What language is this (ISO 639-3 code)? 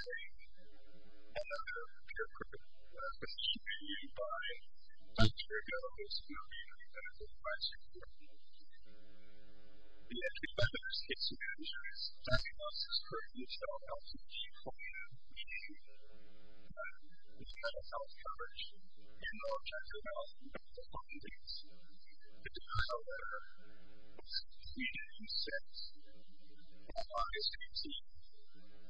eng